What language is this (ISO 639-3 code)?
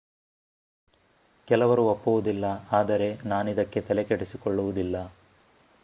kan